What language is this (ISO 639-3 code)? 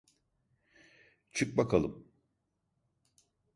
tur